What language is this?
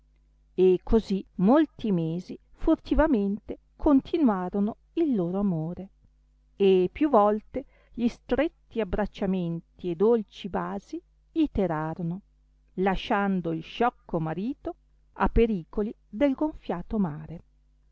Italian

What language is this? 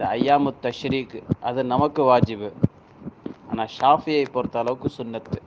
Arabic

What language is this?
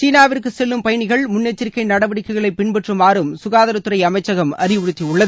Tamil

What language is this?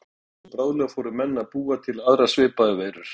Icelandic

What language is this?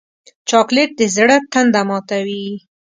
Pashto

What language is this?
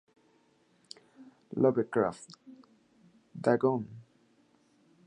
Spanish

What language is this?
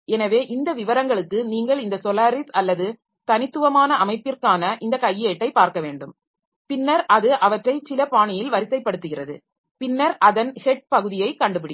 Tamil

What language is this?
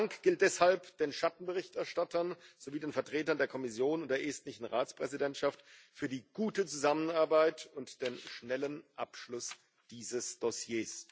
German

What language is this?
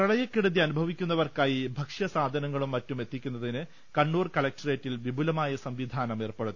Malayalam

